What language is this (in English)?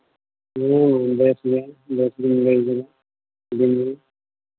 Santali